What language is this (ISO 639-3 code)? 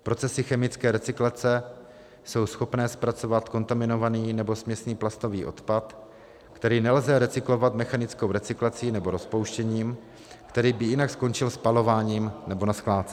ces